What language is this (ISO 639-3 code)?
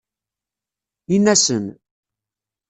kab